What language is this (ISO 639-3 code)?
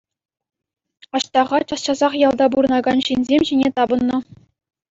chv